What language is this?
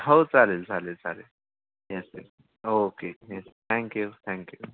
Marathi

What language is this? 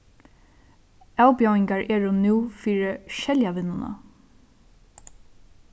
Faroese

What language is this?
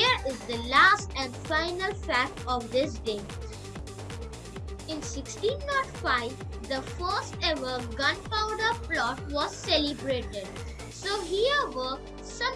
English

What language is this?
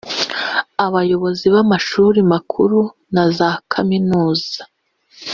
Kinyarwanda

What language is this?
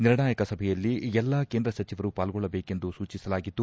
Kannada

